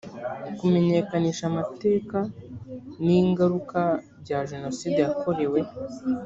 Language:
Kinyarwanda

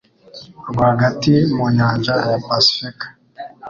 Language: Kinyarwanda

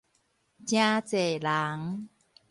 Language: Min Nan Chinese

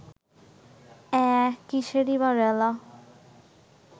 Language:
Bangla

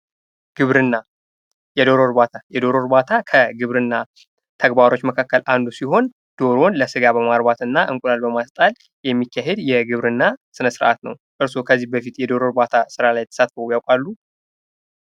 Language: Amharic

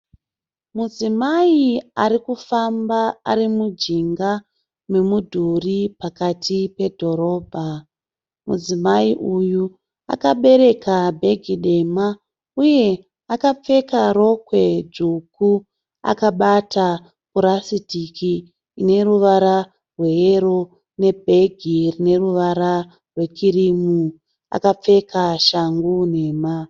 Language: Shona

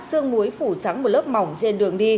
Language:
Vietnamese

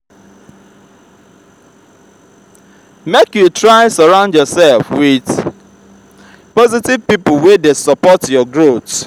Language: Nigerian Pidgin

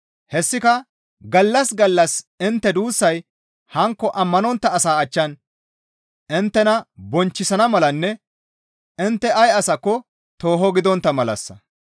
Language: Gamo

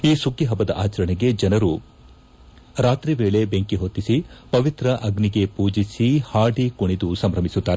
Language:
Kannada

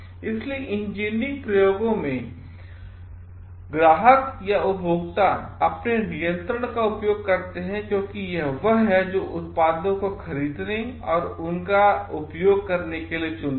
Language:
Hindi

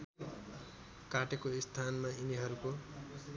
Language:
Nepali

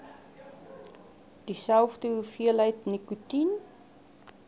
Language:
Afrikaans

